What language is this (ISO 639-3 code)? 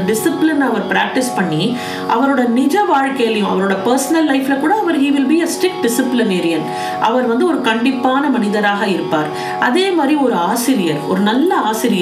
tam